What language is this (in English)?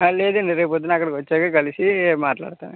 Telugu